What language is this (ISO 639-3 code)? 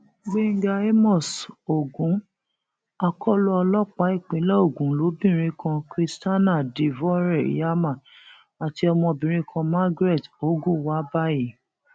yor